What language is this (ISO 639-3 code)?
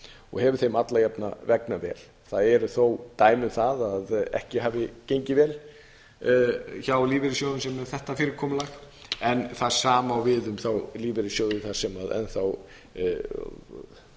isl